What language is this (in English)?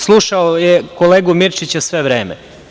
Serbian